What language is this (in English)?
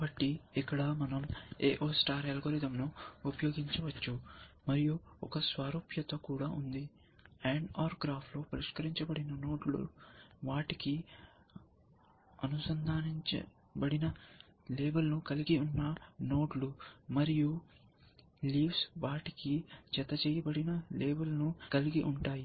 Telugu